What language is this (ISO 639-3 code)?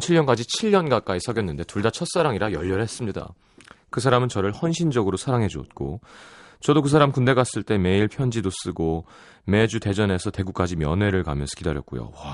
kor